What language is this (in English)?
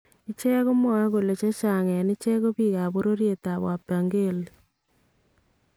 Kalenjin